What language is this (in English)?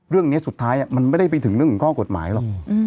Thai